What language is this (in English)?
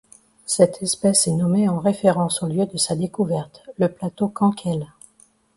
French